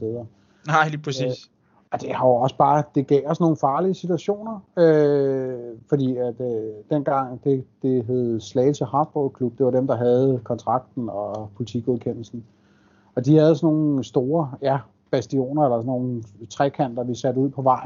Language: Danish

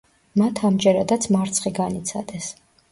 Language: Georgian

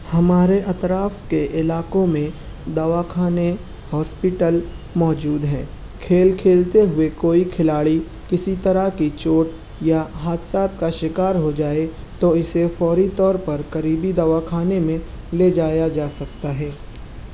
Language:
Urdu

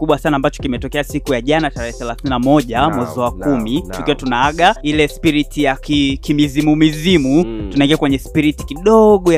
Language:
Swahili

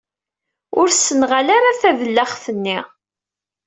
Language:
Kabyle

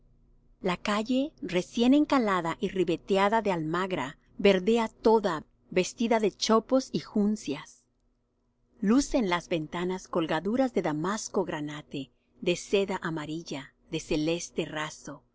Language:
Spanish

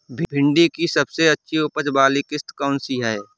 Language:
Hindi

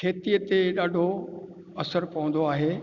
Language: Sindhi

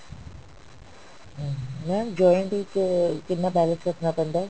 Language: Punjabi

